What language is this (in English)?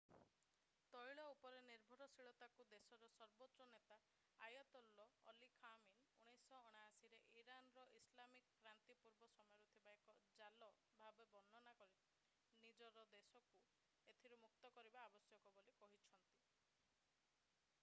Odia